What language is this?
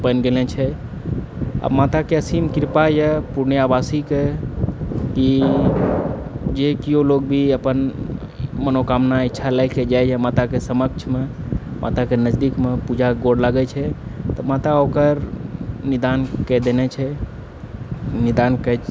Maithili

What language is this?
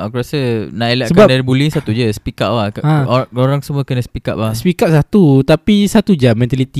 Malay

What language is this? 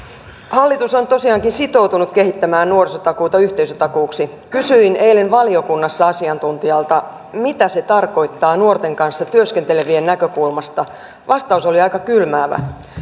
Finnish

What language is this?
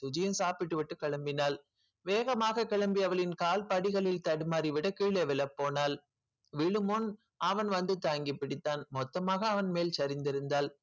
Tamil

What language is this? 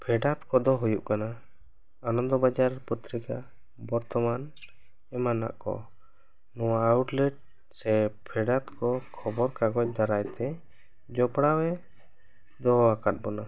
Santali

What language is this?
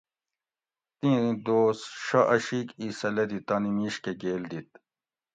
Gawri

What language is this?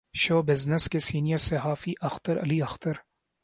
Urdu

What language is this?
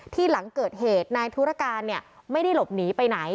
Thai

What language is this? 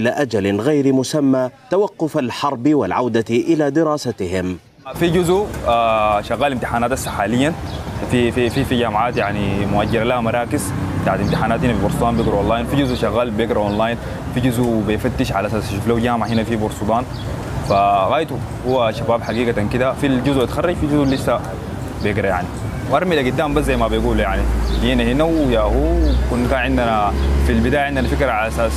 Arabic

